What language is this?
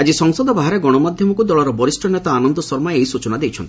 Odia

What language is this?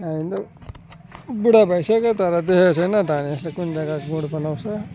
Nepali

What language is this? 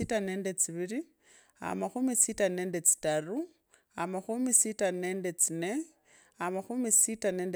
Kabras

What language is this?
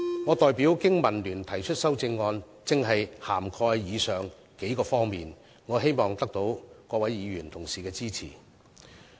Cantonese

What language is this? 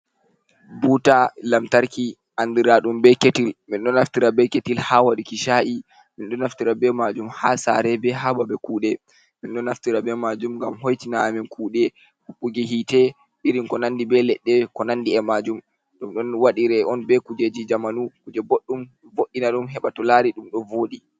Fula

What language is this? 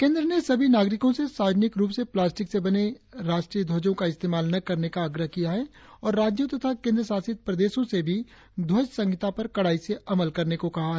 Hindi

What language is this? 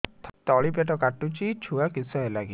Odia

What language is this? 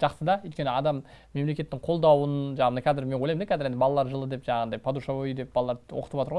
Turkish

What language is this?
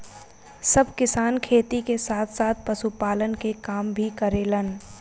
Bhojpuri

